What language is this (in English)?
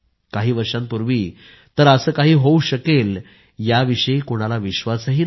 Marathi